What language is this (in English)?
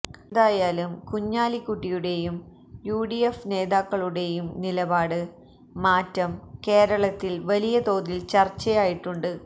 Malayalam